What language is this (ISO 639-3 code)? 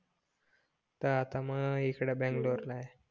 mar